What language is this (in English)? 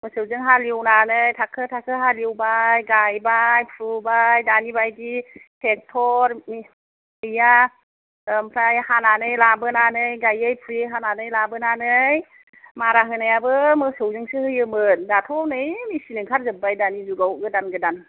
Bodo